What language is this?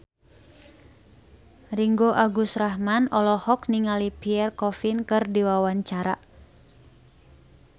Sundanese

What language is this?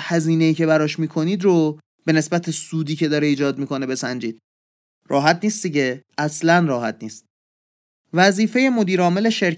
Persian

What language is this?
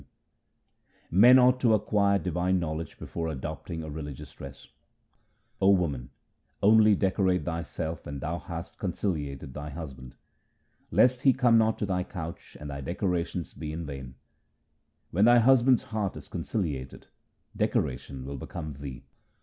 English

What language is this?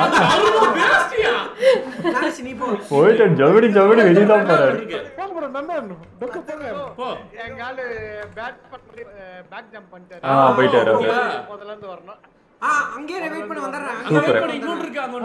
Tamil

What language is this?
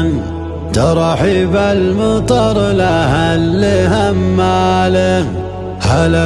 Arabic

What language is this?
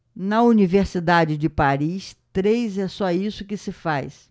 Portuguese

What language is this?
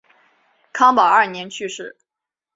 Chinese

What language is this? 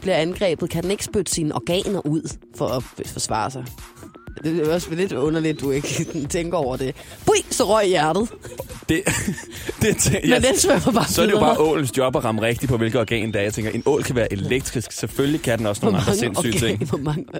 Danish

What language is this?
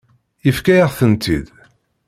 Kabyle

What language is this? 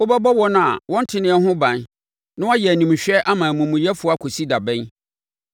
Akan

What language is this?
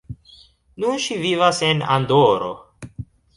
Esperanto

